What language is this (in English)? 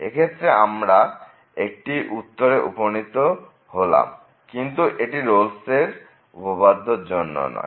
Bangla